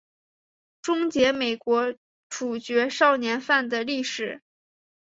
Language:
Chinese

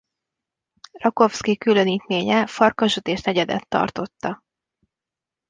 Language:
Hungarian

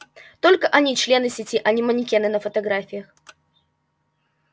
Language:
Russian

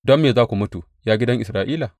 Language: Hausa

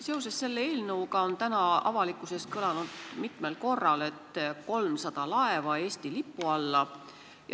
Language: Estonian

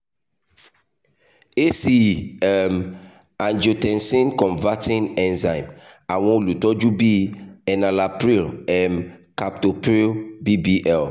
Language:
Yoruba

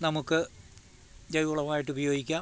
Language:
Malayalam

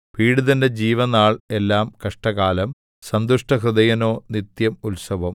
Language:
Malayalam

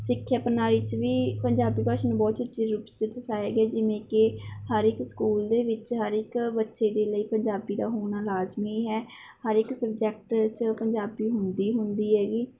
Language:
Punjabi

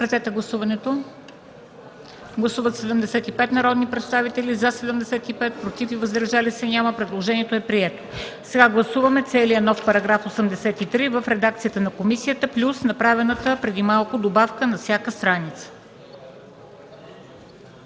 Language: Bulgarian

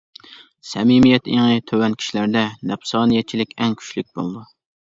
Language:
Uyghur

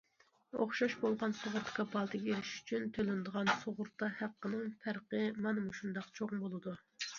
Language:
Uyghur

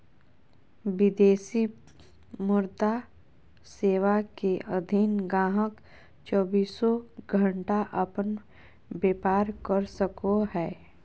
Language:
Magahi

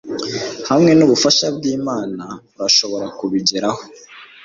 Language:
Kinyarwanda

